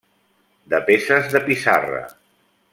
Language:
Catalan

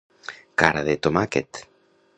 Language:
Catalan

